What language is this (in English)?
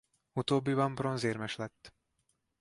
Hungarian